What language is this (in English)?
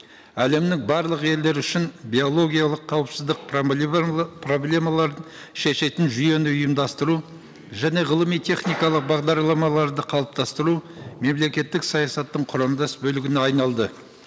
Kazakh